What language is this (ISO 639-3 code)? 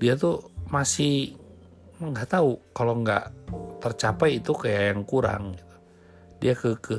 ind